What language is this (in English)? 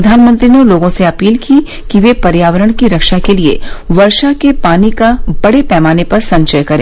Hindi